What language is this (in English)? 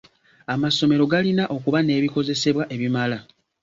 Ganda